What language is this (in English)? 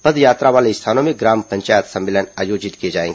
Hindi